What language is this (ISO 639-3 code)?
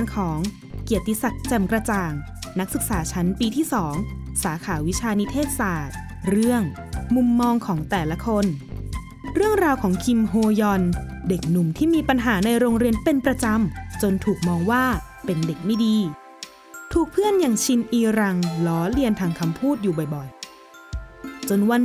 tha